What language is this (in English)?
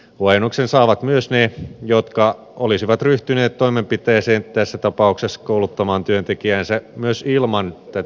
Finnish